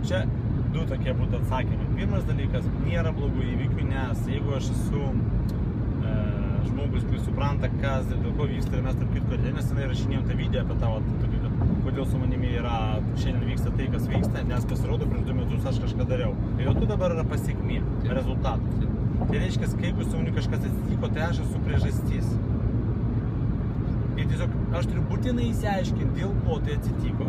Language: Russian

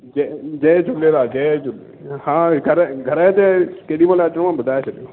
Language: Sindhi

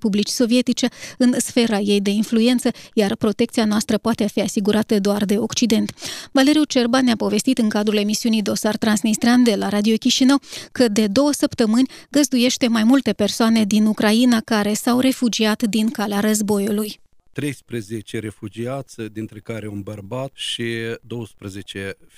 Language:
Romanian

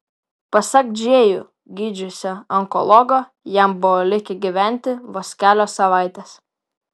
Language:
Lithuanian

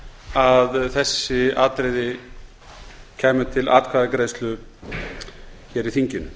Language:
Icelandic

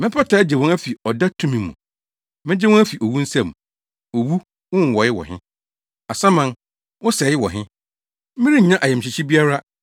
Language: Akan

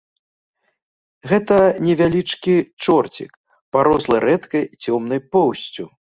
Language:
Belarusian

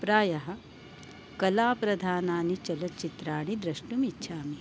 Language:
Sanskrit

